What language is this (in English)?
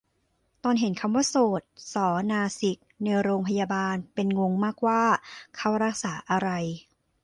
Thai